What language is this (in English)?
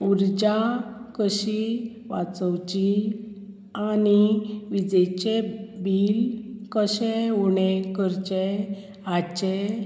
Konkani